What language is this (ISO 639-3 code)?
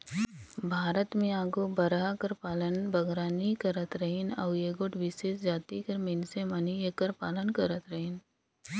hne